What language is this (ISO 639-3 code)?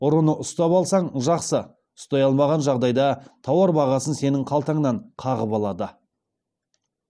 kaz